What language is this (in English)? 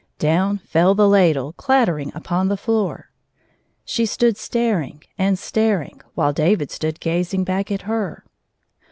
English